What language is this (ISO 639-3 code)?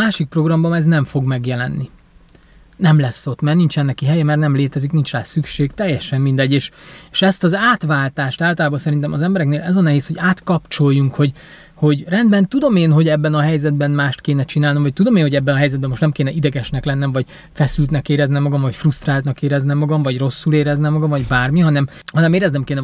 hun